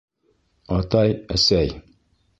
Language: Bashkir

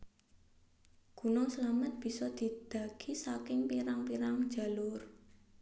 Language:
Javanese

